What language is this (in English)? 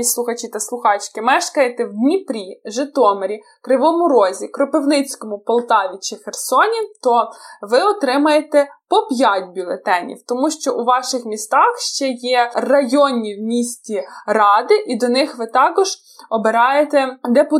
Ukrainian